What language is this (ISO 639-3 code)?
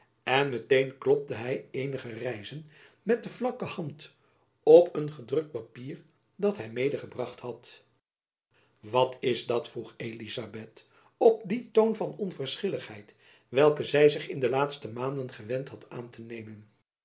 nld